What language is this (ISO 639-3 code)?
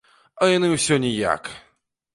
bel